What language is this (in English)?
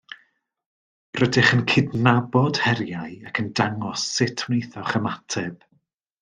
Welsh